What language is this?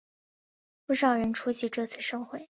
Chinese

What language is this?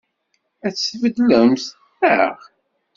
Kabyle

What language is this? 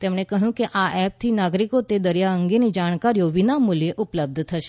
Gujarati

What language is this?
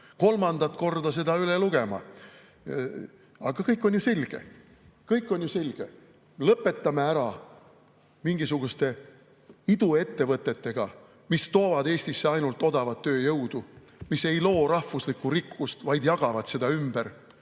Estonian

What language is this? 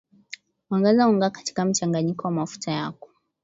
Swahili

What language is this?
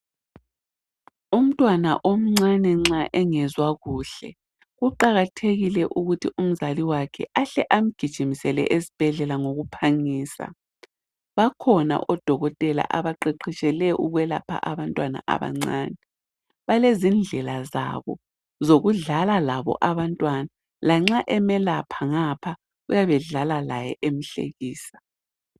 North Ndebele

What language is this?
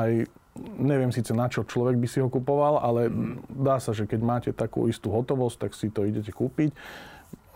Slovak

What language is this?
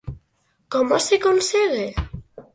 Galician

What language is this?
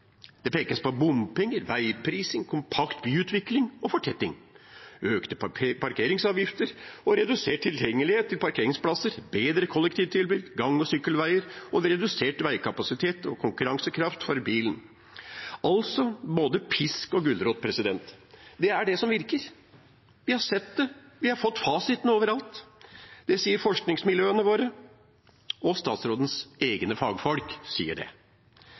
Norwegian Bokmål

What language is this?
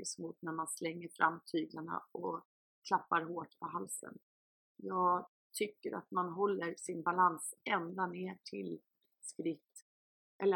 Swedish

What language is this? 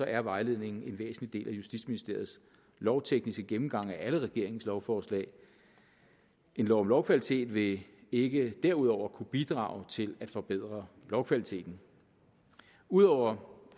Danish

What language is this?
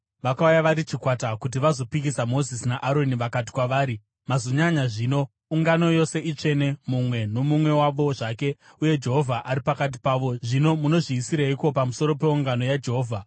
Shona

